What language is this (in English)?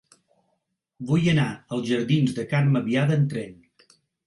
Catalan